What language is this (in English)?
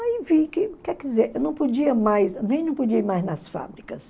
Portuguese